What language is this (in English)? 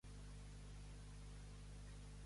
Catalan